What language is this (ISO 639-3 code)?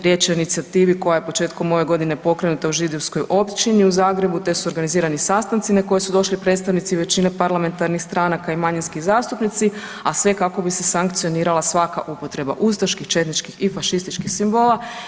hrv